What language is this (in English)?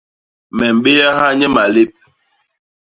Basaa